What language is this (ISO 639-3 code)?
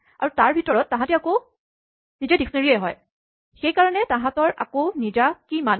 asm